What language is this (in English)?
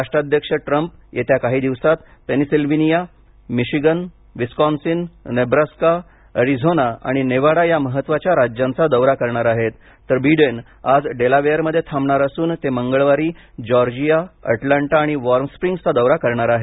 Marathi